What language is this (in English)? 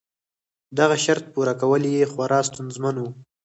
Pashto